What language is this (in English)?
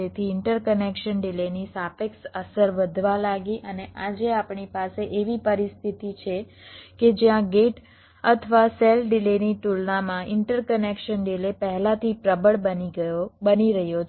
Gujarati